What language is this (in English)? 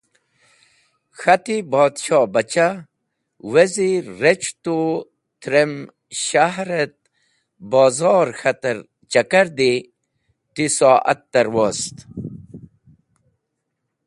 Wakhi